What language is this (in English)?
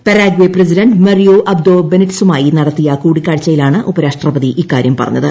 Malayalam